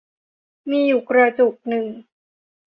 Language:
Thai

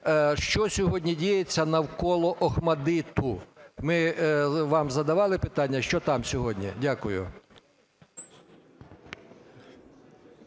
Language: Ukrainian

